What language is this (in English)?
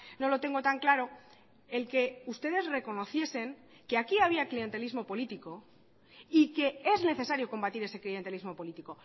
Spanish